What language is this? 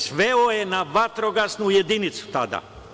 Serbian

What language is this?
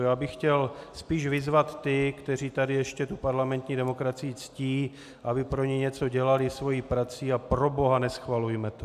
Czech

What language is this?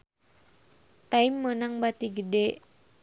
Sundanese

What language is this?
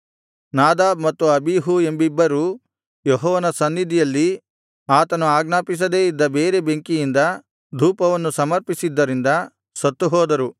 Kannada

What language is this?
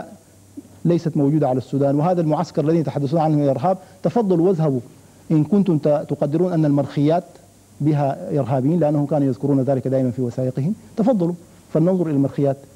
Arabic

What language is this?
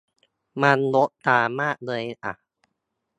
Thai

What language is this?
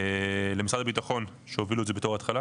Hebrew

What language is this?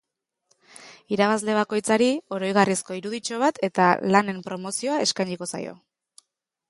Basque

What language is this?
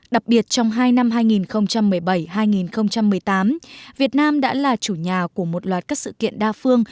Vietnamese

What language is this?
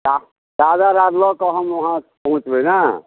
Maithili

